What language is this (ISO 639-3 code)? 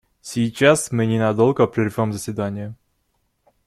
rus